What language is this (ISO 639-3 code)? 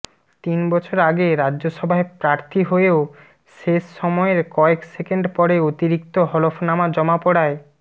ben